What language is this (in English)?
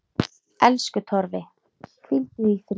Icelandic